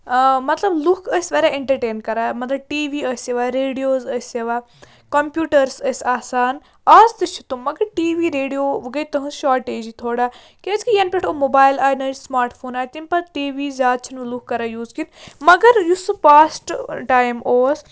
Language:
Kashmiri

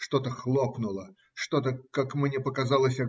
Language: Russian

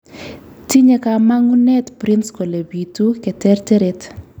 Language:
Kalenjin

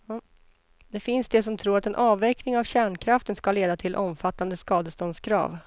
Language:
Swedish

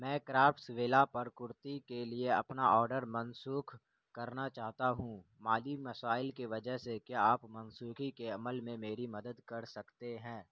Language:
Urdu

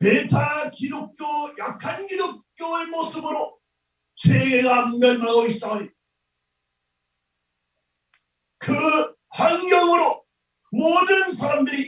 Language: Korean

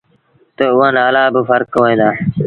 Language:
Sindhi Bhil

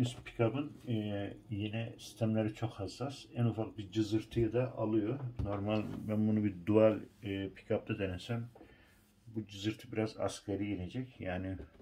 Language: Turkish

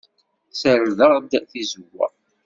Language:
Kabyle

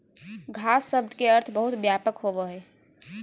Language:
Magahi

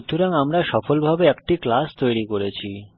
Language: Bangla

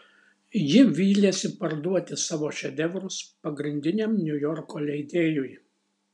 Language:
Lithuanian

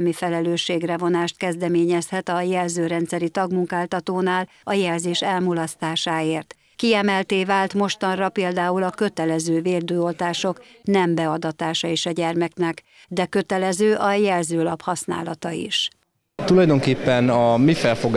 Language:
Hungarian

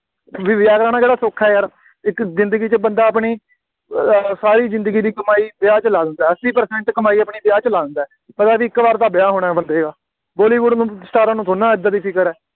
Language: Punjabi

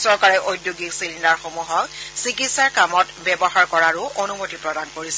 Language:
Assamese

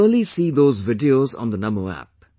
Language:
English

